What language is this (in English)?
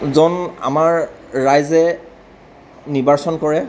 Assamese